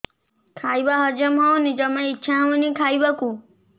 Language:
Odia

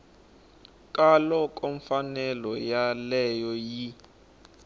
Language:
Tsonga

